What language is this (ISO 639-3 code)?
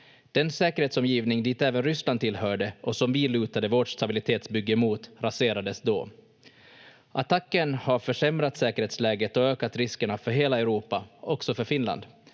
fin